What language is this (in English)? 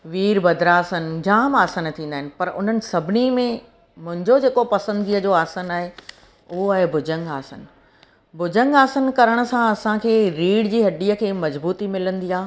Sindhi